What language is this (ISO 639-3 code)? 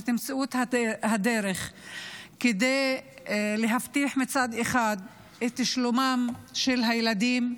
heb